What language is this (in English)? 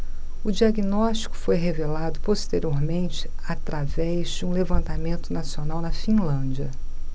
Portuguese